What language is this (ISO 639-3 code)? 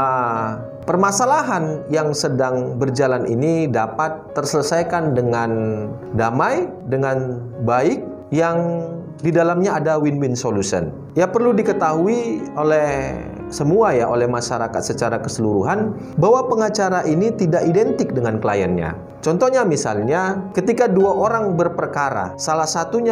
ind